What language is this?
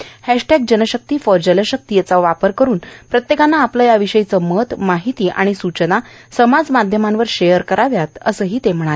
Marathi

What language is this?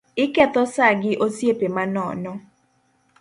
Luo (Kenya and Tanzania)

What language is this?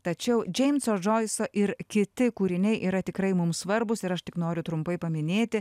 Lithuanian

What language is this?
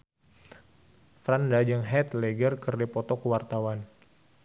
Sundanese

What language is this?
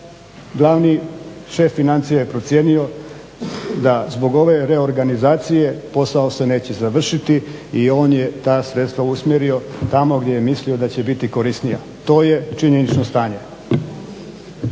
Croatian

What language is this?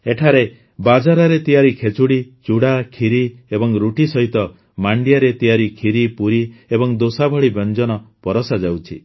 Odia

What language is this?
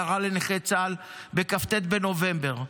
Hebrew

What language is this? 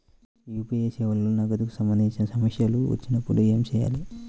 Telugu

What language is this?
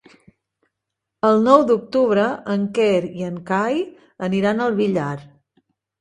Catalan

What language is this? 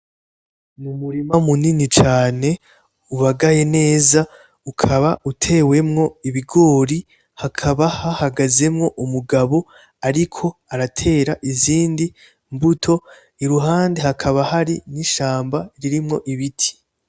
Rundi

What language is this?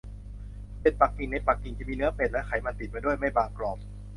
Thai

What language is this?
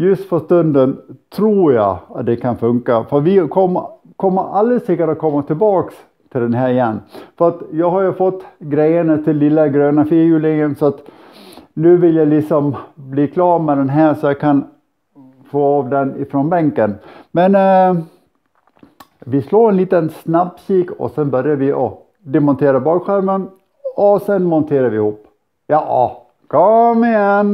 Swedish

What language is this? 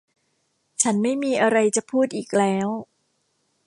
Thai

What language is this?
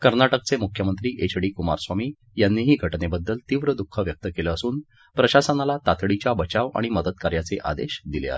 Marathi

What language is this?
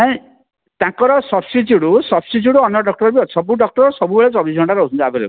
Odia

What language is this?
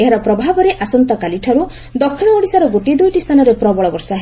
Odia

